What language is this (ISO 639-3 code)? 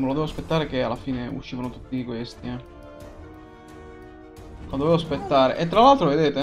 ita